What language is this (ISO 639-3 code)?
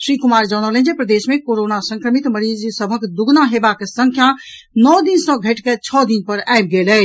mai